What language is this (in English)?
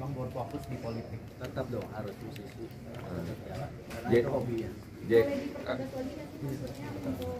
Indonesian